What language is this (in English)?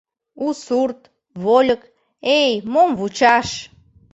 Mari